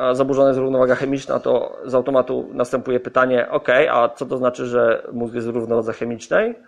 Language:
Polish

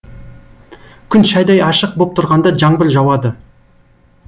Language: Kazakh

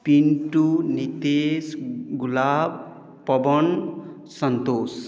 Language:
Maithili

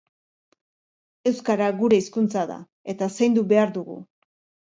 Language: Basque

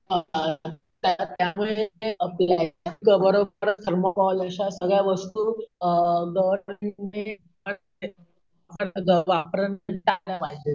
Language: Marathi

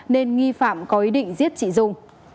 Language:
Vietnamese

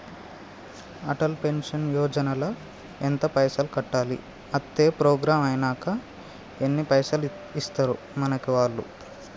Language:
Telugu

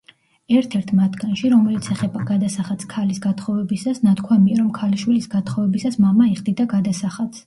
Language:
Georgian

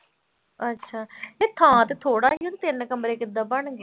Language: Punjabi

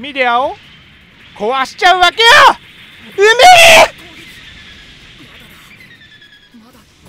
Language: Japanese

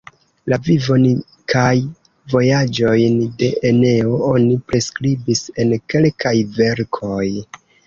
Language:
Esperanto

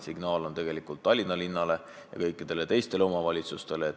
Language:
Estonian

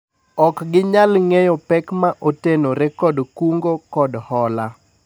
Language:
Luo (Kenya and Tanzania)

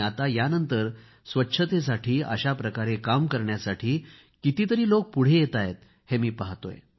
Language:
Marathi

